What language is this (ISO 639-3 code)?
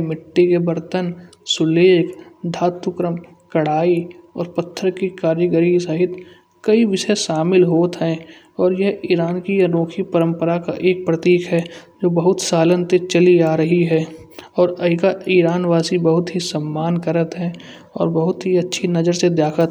bjj